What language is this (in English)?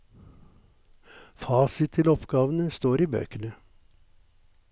Norwegian